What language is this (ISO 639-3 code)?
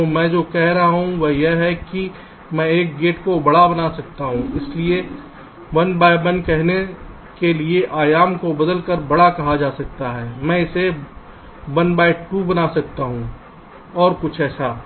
hin